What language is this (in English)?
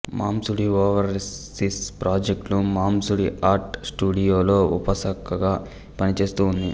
Telugu